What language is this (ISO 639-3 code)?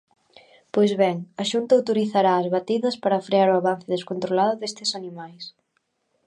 glg